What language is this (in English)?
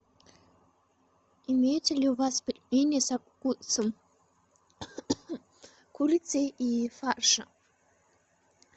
Russian